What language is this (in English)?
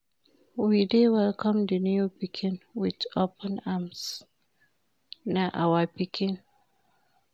Nigerian Pidgin